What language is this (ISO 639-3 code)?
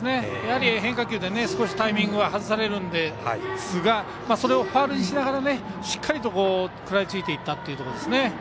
jpn